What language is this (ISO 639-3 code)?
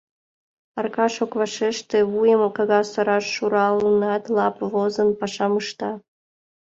chm